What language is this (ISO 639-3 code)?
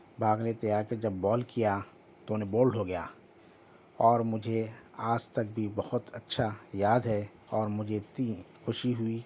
urd